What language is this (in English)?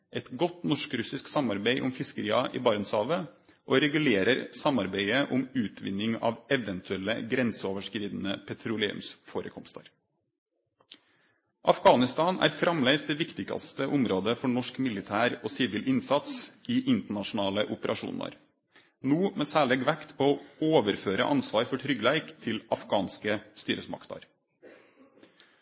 Norwegian Nynorsk